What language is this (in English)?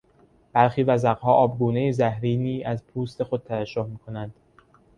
Persian